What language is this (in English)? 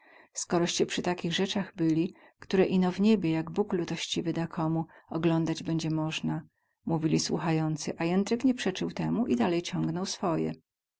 Polish